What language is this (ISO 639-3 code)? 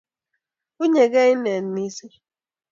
kln